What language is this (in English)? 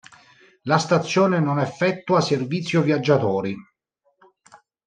Italian